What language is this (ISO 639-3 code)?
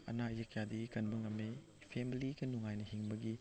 mni